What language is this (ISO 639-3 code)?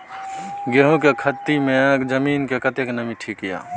mai